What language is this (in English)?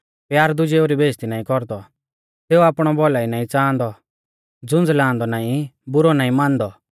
Mahasu Pahari